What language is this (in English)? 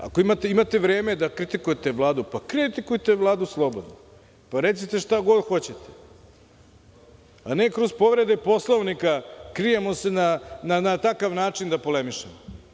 Serbian